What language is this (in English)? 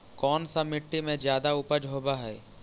Magahi